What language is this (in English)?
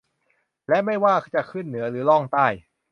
Thai